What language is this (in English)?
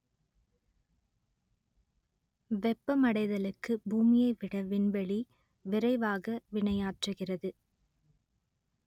Tamil